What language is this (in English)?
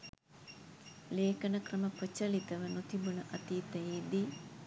Sinhala